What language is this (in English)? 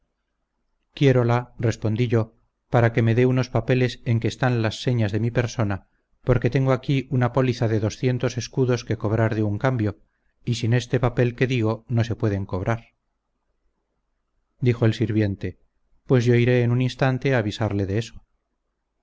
Spanish